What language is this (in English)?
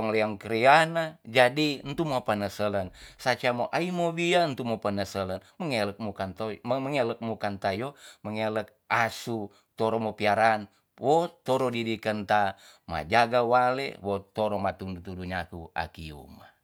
Tonsea